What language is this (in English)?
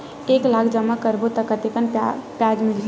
Chhattisgarhi